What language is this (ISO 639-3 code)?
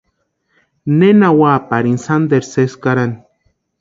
pua